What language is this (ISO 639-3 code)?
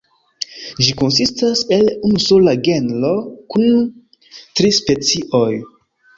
epo